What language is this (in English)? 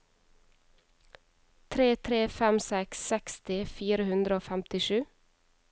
Norwegian